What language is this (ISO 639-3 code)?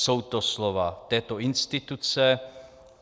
ces